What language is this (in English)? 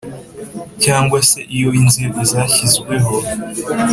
Kinyarwanda